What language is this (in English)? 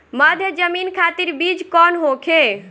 Bhojpuri